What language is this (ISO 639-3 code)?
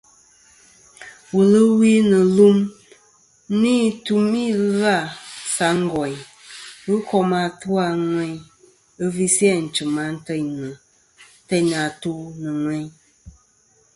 bkm